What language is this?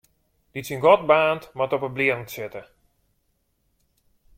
Western Frisian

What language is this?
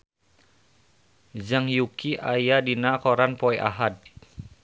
Sundanese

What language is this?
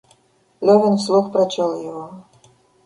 Russian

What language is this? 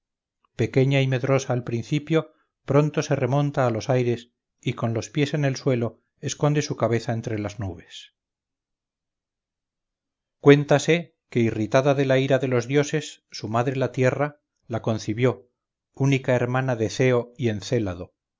Spanish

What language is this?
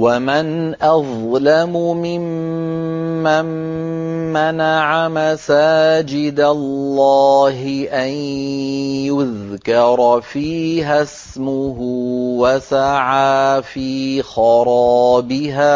Arabic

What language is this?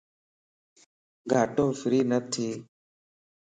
Lasi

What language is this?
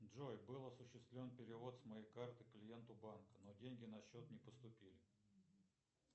Russian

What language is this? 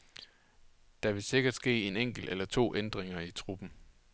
Danish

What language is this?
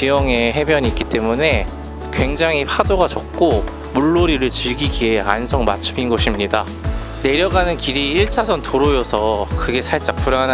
Korean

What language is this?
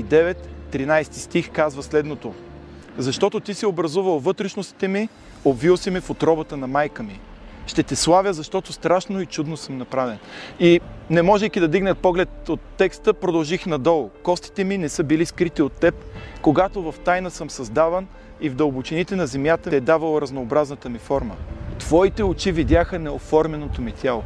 Bulgarian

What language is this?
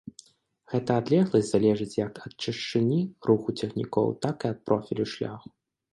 Belarusian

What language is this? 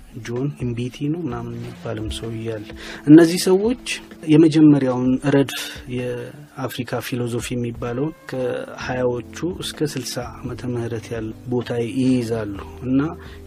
Amharic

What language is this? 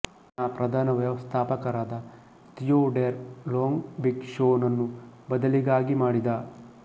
Kannada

